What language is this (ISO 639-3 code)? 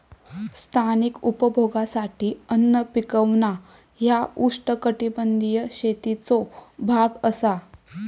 mar